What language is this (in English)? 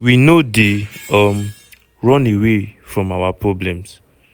Nigerian Pidgin